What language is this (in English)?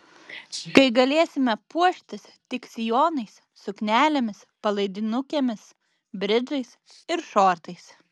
Lithuanian